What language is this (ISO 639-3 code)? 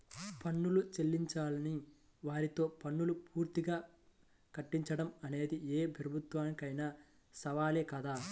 tel